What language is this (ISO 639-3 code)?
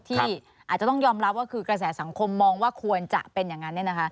tha